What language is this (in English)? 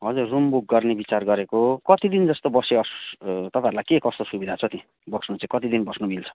Nepali